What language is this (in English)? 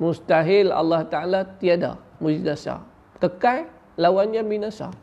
Malay